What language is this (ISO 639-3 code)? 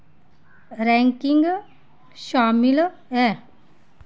doi